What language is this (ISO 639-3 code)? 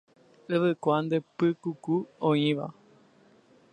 grn